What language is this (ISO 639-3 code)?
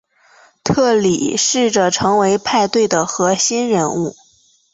zho